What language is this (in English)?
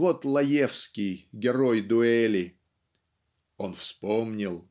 Russian